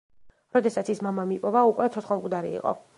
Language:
Georgian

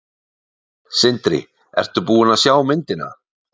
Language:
Icelandic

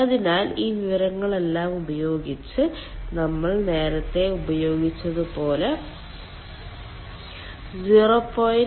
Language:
Malayalam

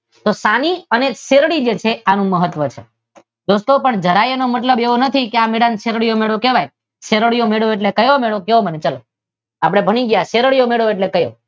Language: Gujarati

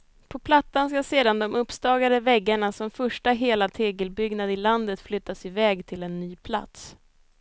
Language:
Swedish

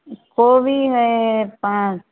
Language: Maithili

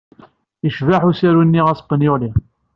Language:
Kabyle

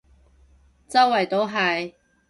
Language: Cantonese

